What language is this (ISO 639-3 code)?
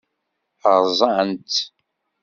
kab